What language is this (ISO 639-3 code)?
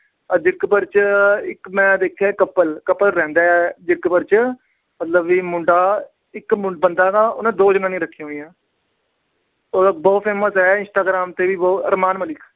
pan